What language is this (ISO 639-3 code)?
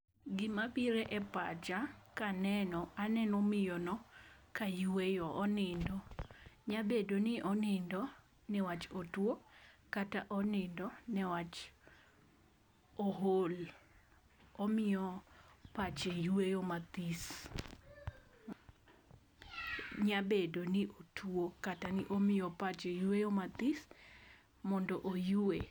luo